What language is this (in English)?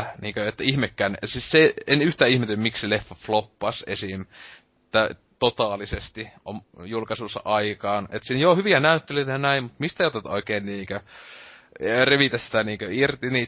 Finnish